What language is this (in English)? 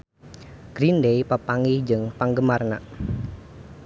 Sundanese